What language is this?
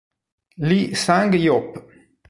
Italian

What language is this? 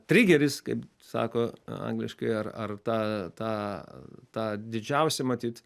Lithuanian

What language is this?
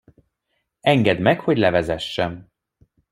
Hungarian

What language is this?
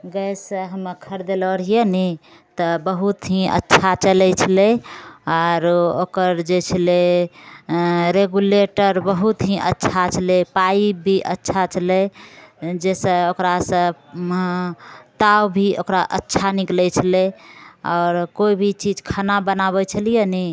Maithili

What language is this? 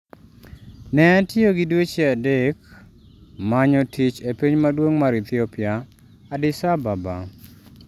Luo (Kenya and Tanzania)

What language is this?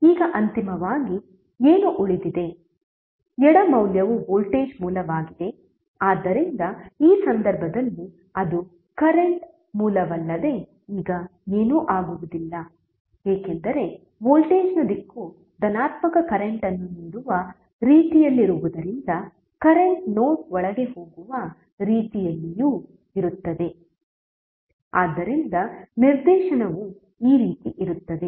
Kannada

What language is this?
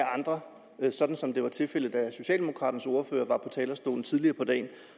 Danish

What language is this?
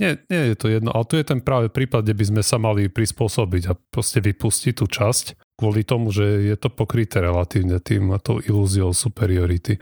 Slovak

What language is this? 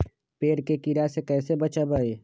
Magahi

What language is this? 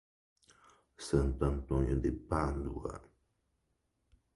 Portuguese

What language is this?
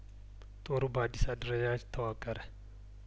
Amharic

